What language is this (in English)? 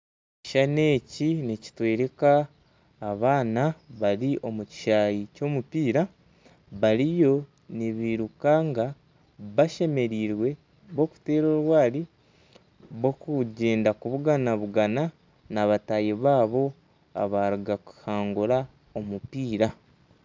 Nyankole